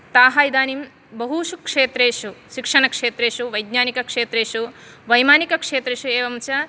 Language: Sanskrit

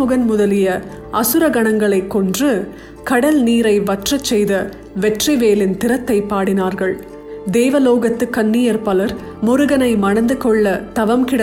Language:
Tamil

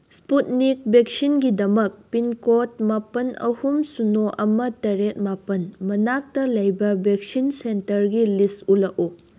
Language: Manipuri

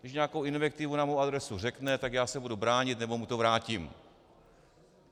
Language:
Czech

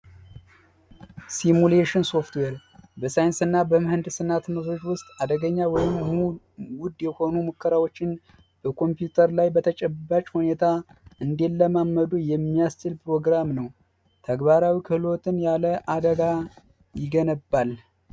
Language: Amharic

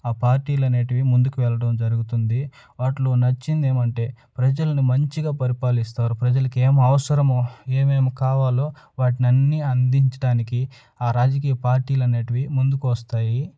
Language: Telugu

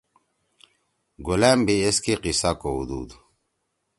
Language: Torwali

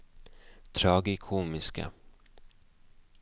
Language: Norwegian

